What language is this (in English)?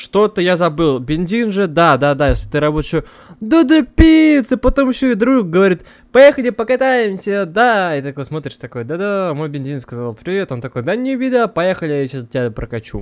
Russian